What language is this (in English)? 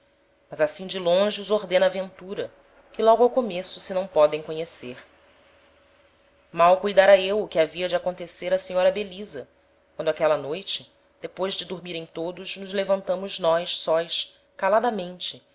Portuguese